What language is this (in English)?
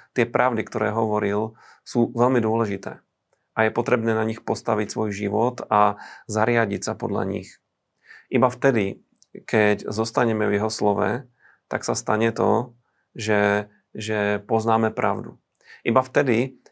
Slovak